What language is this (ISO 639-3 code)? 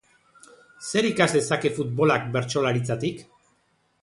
eus